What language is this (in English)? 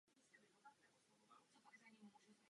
Czech